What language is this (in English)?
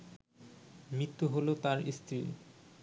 Bangla